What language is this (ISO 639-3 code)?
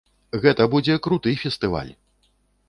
bel